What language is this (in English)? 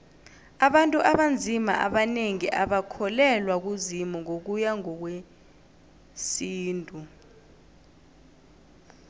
South Ndebele